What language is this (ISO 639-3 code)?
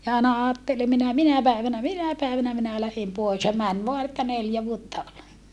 fin